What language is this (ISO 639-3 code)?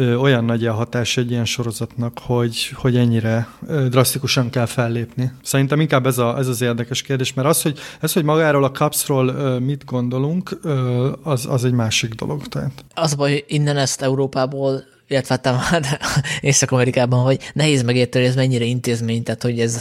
hun